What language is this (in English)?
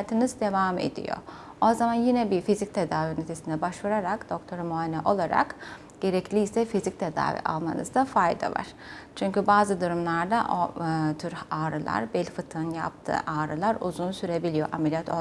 Turkish